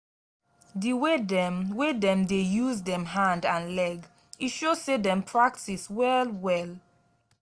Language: Nigerian Pidgin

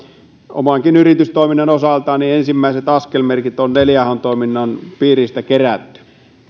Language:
Finnish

